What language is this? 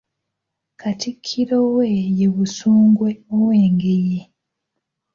Ganda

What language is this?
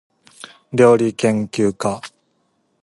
Japanese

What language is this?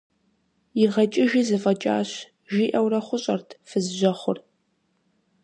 Kabardian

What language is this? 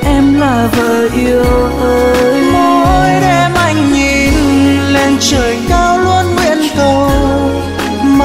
Vietnamese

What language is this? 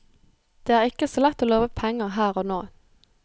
Norwegian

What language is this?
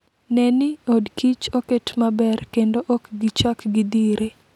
Luo (Kenya and Tanzania)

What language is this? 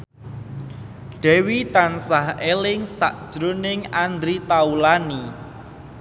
Javanese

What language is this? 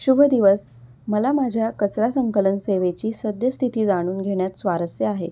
Marathi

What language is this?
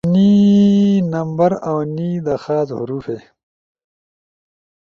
Ushojo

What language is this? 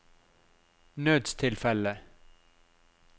Norwegian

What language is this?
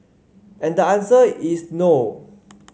English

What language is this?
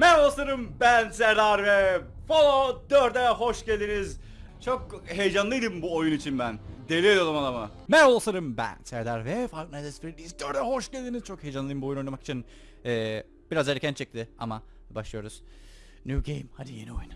Turkish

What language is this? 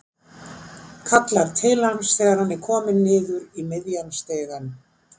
Icelandic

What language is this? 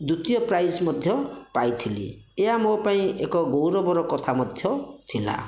Odia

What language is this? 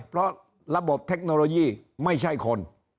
Thai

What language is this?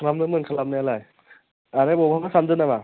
Bodo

